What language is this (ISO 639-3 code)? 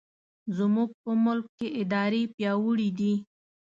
pus